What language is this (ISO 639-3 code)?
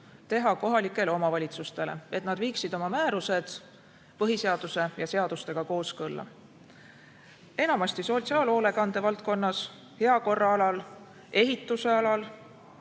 est